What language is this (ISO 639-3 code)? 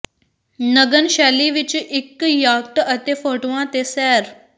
pan